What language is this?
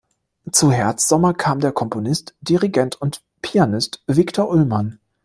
German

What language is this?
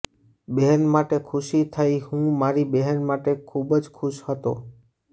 Gujarati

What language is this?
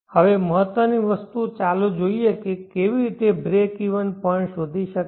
Gujarati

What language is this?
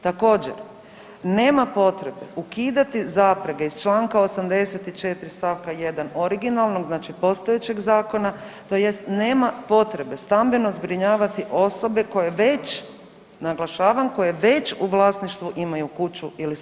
Croatian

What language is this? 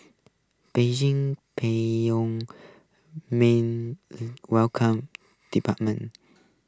English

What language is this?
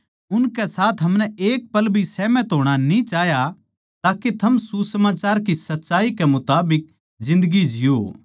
Haryanvi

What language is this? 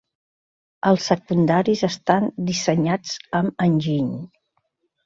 Catalan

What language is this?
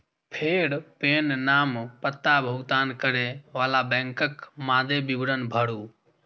Maithili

